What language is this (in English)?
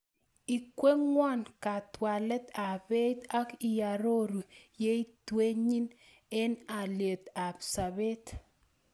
Kalenjin